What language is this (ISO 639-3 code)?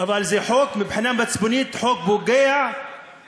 heb